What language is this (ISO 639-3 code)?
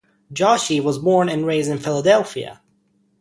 eng